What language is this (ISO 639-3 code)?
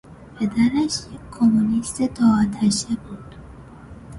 fas